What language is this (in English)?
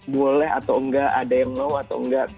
Indonesian